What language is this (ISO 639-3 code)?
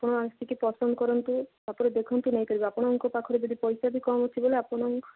ori